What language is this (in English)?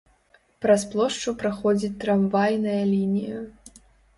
Belarusian